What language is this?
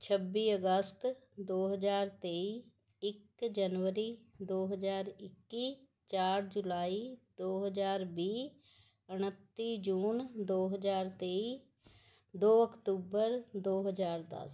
Punjabi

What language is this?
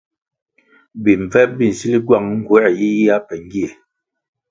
Kwasio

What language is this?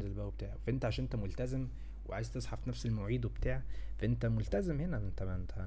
Arabic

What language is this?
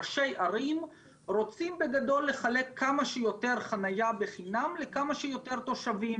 Hebrew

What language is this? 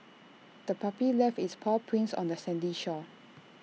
English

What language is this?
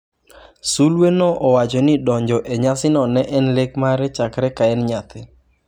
Luo (Kenya and Tanzania)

